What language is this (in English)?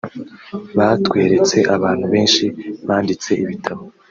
Kinyarwanda